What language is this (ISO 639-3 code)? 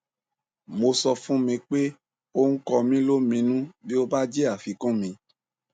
yor